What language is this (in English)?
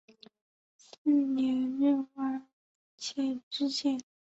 Chinese